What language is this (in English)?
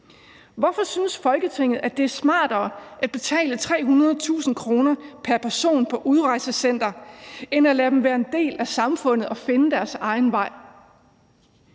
Danish